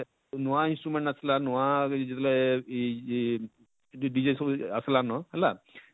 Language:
Odia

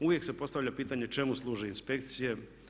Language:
Croatian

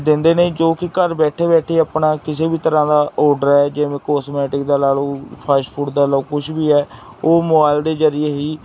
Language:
Punjabi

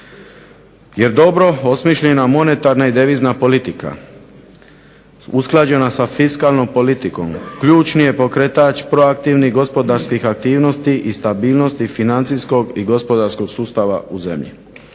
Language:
Croatian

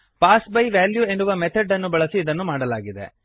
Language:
Kannada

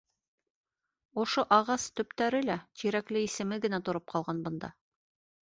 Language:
Bashkir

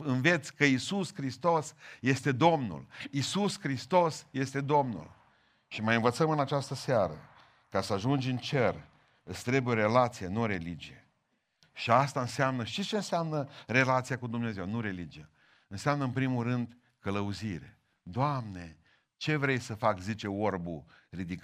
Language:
Romanian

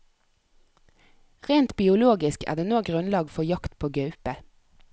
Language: Norwegian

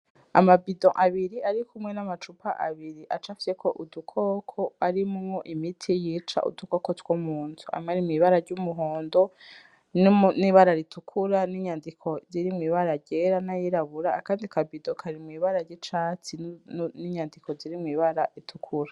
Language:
Rundi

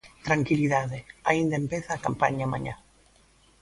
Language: Galician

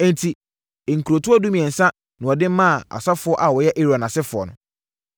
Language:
Akan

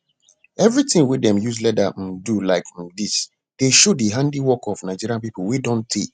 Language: Nigerian Pidgin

